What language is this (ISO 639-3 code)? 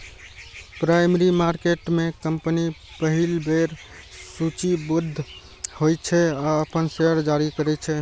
mai